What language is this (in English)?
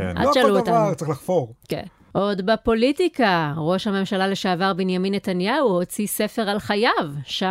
Hebrew